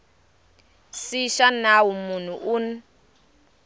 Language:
Tsonga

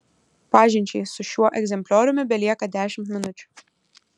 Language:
Lithuanian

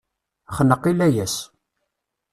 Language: Kabyle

